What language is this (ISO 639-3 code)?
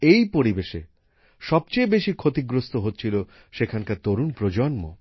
ben